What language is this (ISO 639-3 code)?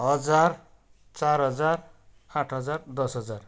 nep